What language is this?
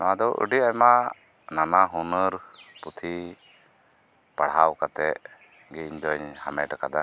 Santali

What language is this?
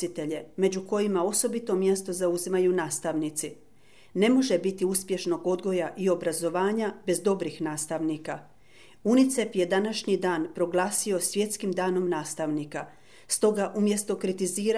Croatian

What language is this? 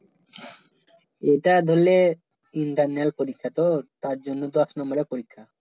Bangla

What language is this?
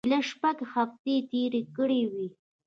Pashto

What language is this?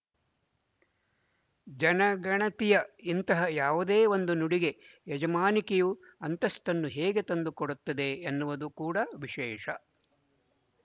Kannada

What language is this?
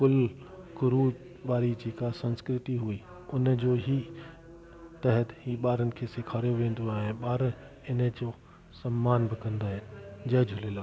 Sindhi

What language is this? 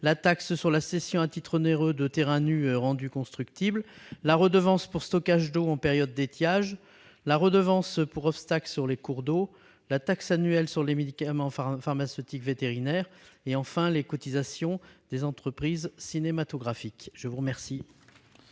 French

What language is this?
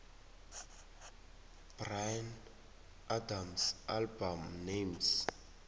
South Ndebele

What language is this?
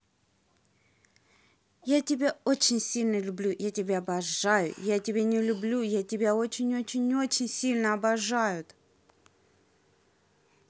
Russian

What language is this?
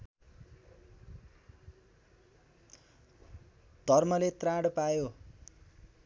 Nepali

